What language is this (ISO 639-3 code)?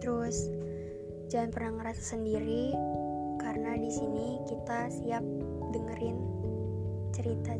ind